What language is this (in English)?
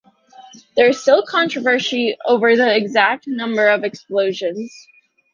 English